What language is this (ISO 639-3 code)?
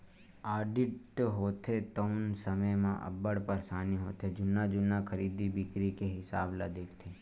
hne